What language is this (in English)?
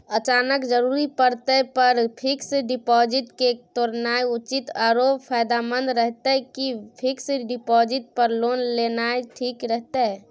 Maithili